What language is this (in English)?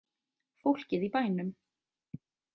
Icelandic